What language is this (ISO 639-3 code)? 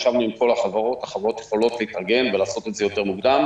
heb